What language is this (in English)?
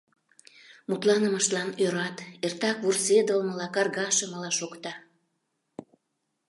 Mari